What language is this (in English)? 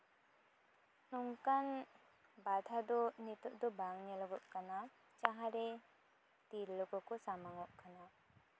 Santali